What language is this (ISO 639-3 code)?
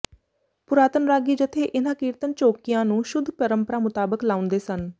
pan